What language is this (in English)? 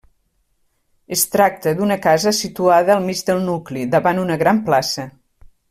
Catalan